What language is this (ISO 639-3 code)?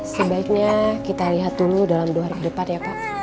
ind